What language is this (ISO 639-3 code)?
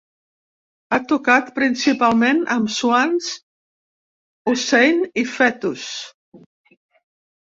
cat